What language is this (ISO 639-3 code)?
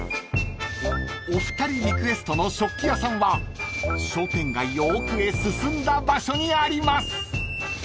jpn